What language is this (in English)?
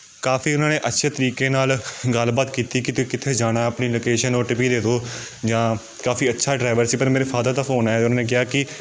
Punjabi